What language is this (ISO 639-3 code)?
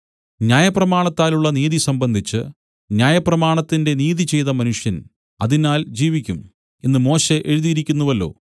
mal